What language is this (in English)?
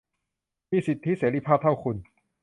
Thai